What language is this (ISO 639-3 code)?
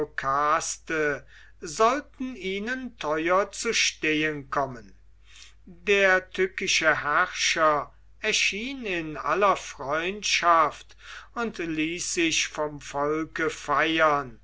deu